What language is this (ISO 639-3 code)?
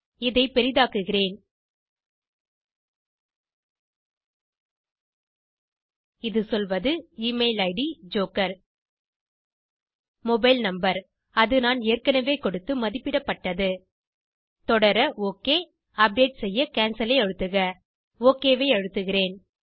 tam